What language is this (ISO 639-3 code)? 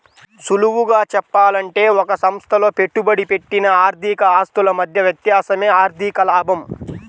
tel